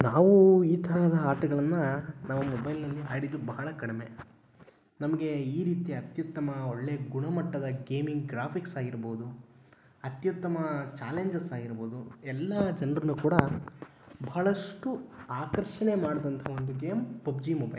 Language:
Kannada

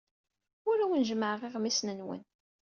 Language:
Kabyle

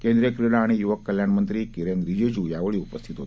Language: Marathi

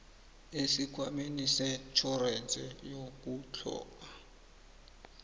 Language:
South Ndebele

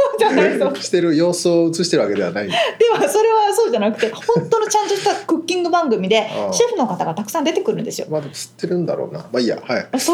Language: Japanese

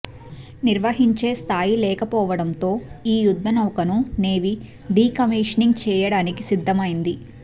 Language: Telugu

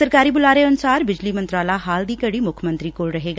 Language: Punjabi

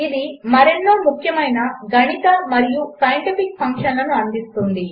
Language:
Telugu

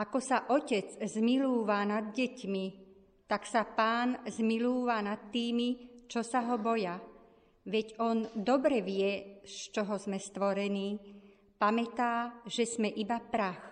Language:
Slovak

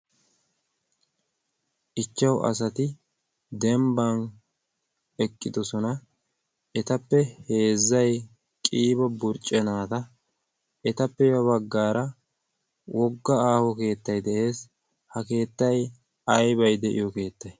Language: Wolaytta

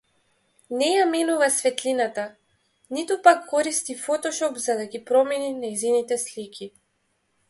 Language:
Macedonian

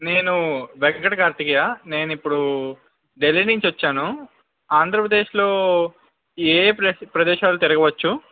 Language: Telugu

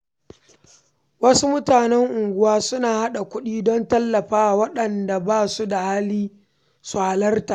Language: Hausa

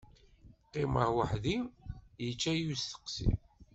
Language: Kabyle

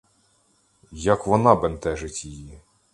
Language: Ukrainian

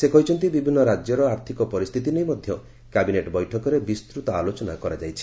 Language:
Odia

